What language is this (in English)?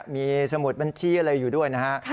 Thai